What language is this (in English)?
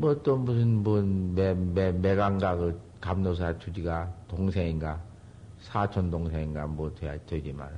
Korean